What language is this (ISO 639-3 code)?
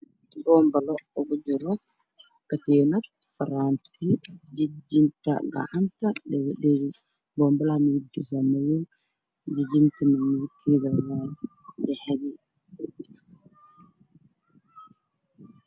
som